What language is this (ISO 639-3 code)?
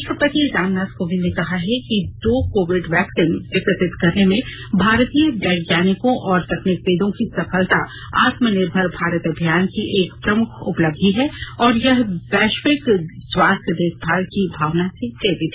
hin